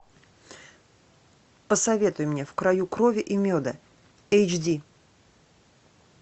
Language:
Russian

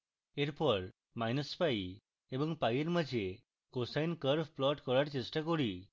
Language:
Bangla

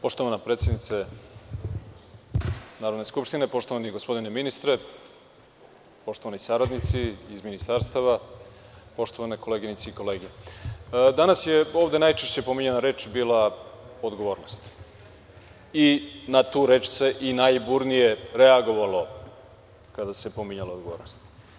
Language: Serbian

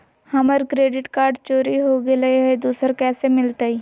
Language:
Magahi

